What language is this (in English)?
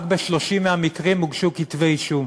Hebrew